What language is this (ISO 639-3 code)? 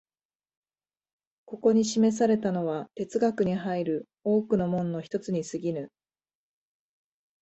jpn